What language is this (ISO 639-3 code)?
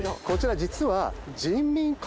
jpn